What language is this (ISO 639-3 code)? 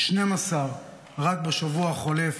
heb